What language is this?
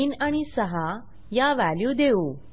Marathi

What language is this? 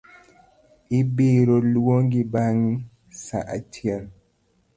Luo (Kenya and Tanzania)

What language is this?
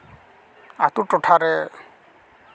Santali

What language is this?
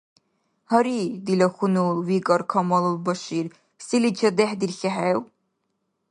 Dargwa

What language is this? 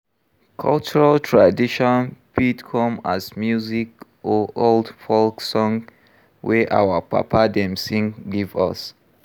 Nigerian Pidgin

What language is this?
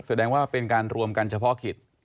Thai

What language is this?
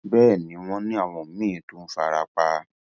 Yoruba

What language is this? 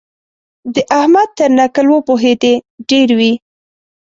Pashto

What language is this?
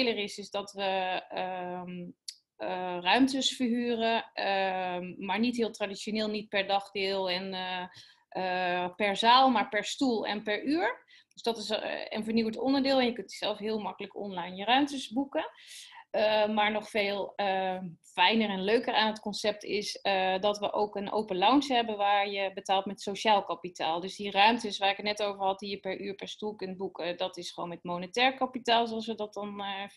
Dutch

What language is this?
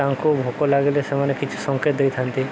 Odia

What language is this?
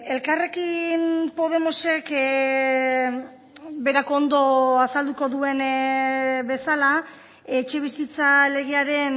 Basque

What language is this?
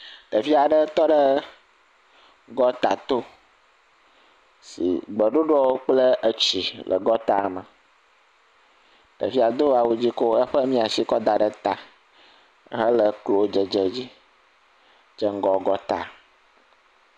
Ewe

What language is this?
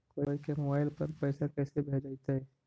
Magahi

